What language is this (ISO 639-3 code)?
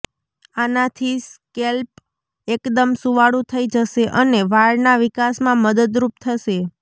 guj